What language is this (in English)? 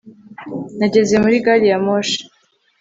Kinyarwanda